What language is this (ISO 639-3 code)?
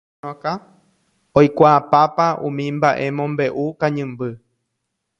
grn